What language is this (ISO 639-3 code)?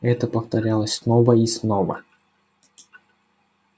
rus